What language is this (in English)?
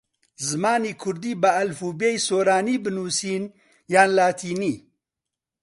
Central Kurdish